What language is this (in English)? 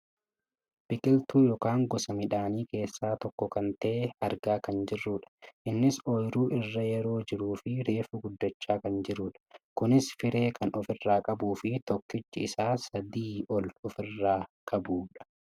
Oromo